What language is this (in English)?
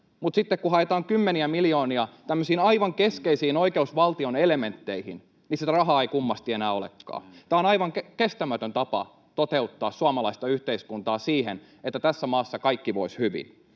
Finnish